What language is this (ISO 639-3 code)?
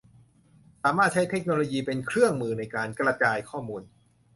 tha